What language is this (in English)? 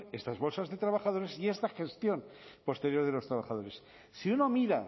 Spanish